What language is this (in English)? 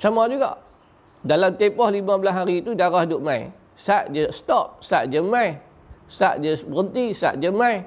Malay